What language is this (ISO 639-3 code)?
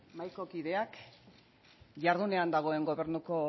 eus